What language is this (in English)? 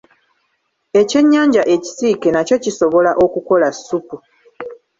Ganda